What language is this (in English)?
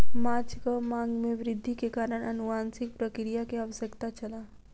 Maithili